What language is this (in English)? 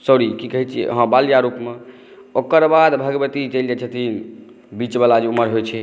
Maithili